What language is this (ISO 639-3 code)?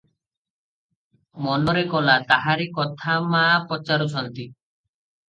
ori